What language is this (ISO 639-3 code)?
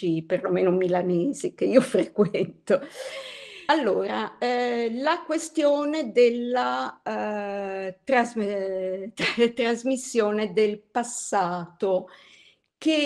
ita